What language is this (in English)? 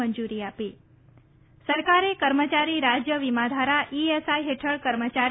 Gujarati